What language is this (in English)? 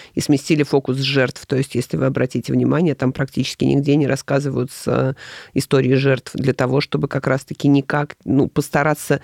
Russian